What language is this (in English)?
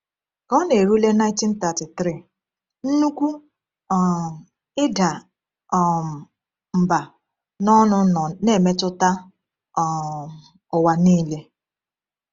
Igbo